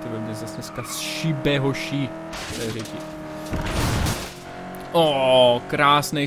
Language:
Czech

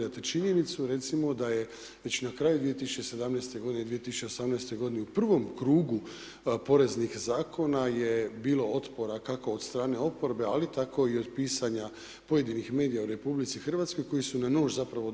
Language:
Croatian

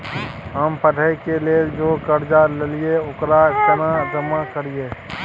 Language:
Maithili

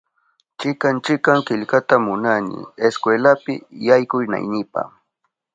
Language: Southern Pastaza Quechua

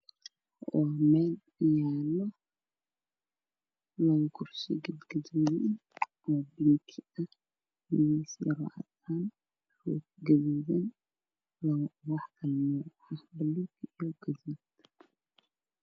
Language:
Somali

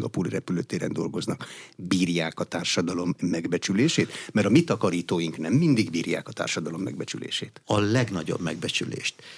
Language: Hungarian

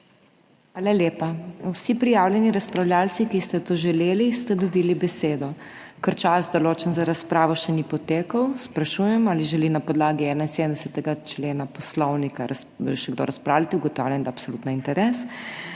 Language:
Slovenian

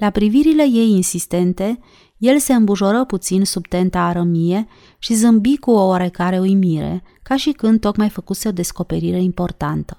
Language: Romanian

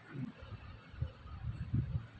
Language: Telugu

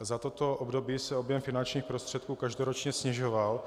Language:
Czech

